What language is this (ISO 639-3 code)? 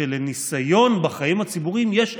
heb